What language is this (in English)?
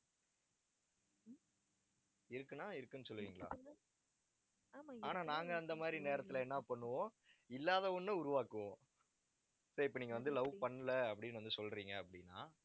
Tamil